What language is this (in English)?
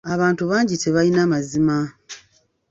Ganda